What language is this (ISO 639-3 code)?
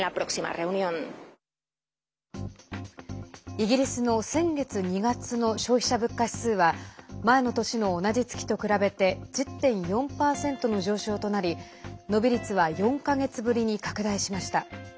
jpn